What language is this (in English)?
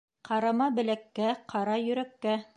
Bashkir